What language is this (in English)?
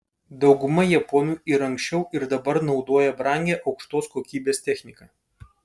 Lithuanian